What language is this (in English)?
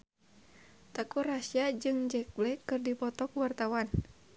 Sundanese